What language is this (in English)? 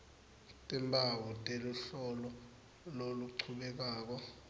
Swati